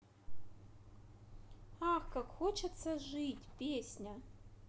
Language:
Russian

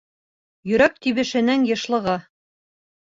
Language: Bashkir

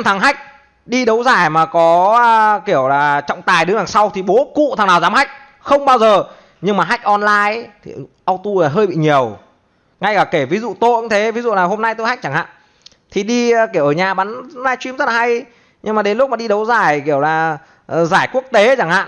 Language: Vietnamese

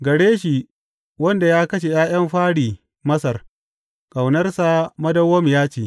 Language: Hausa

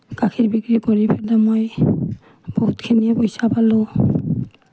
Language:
Assamese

